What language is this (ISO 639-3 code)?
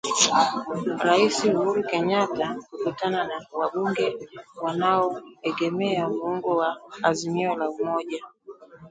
swa